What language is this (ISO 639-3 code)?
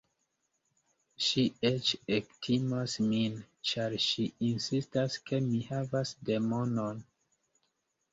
epo